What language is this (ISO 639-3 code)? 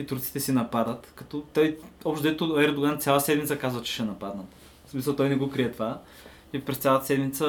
bul